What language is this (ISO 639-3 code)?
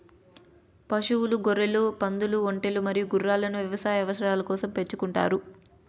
tel